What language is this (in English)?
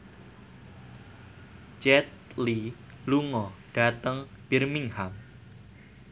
Javanese